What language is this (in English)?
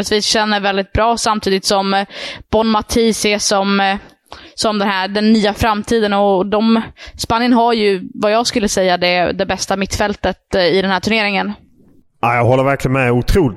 Swedish